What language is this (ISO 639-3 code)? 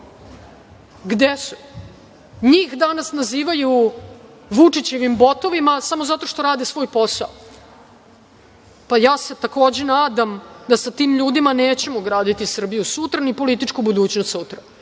srp